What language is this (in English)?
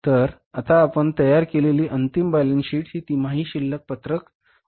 Marathi